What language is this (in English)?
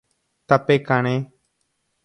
Guarani